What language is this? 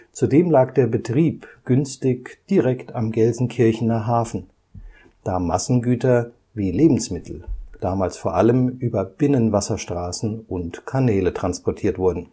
German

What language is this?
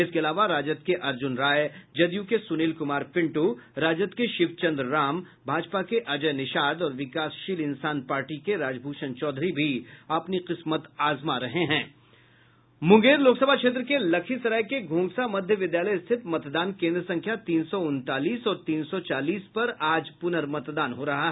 Hindi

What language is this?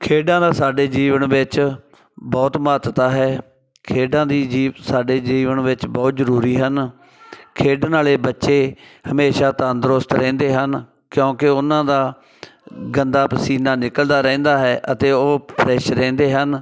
Punjabi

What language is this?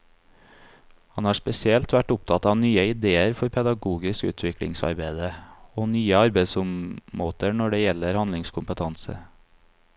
Norwegian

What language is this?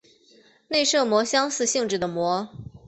Chinese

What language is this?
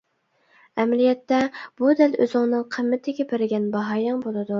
Uyghur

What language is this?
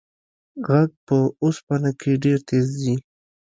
Pashto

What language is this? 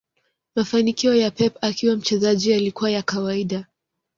Swahili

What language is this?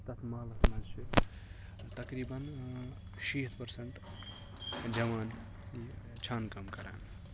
Kashmiri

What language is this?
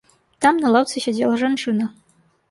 Belarusian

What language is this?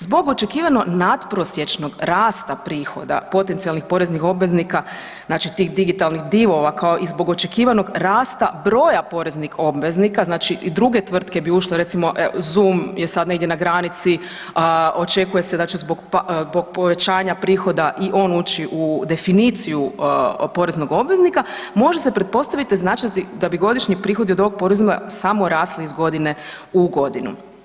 Croatian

